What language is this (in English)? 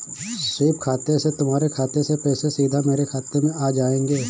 Hindi